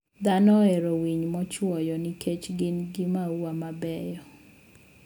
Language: Luo (Kenya and Tanzania)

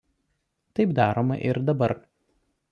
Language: Lithuanian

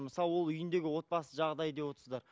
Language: Kazakh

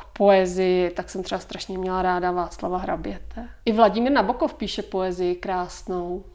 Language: Czech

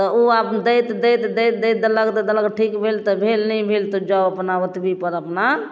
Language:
Maithili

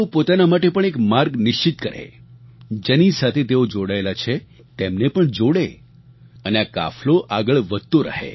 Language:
Gujarati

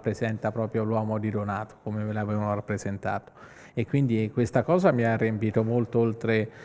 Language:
Italian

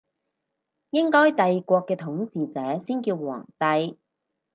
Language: Cantonese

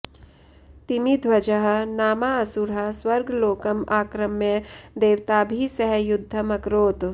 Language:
Sanskrit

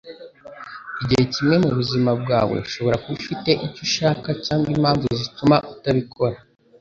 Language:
Kinyarwanda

